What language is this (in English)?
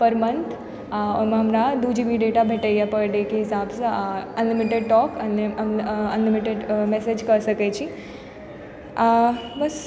Maithili